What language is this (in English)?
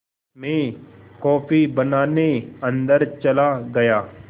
Hindi